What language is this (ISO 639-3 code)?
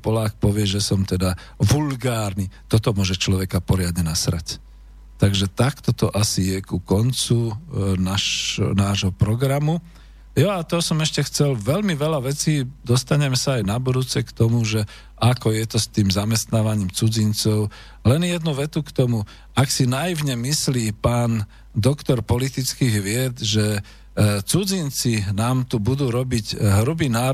slk